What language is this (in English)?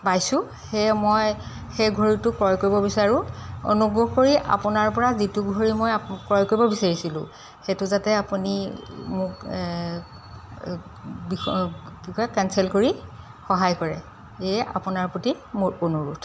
Assamese